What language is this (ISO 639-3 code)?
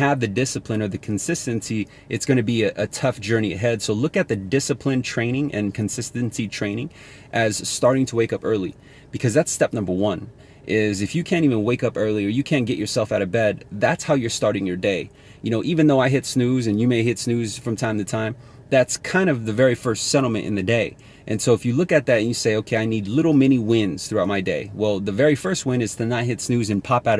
eng